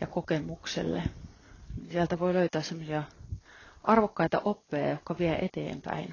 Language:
Finnish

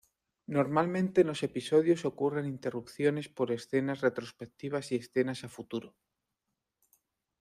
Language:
Spanish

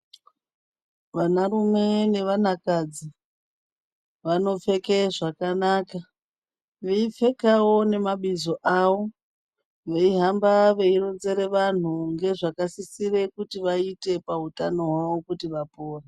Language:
Ndau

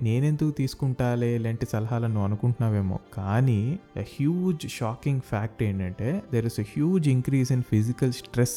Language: Telugu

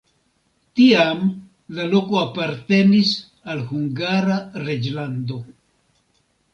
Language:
Esperanto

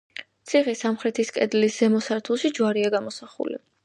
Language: Georgian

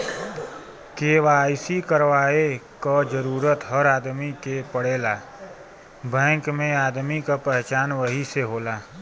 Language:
Bhojpuri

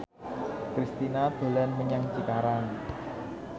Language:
Javanese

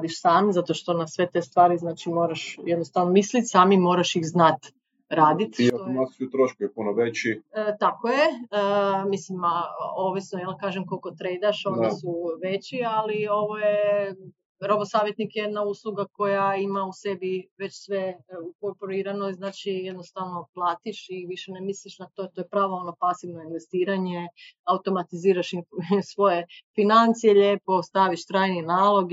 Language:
Croatian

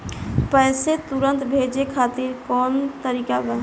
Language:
Bhojpuri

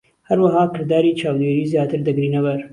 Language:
Central Kurdish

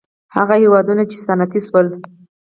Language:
Pashto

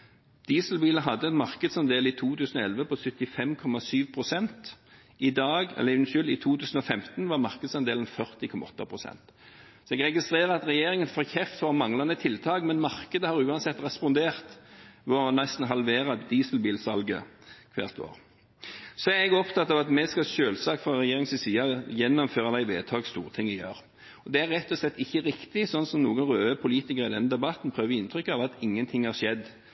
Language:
Norwegian Bokmål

